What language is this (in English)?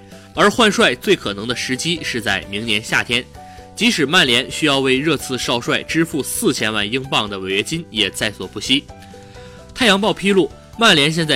Chinese